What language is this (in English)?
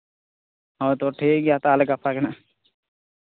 Santali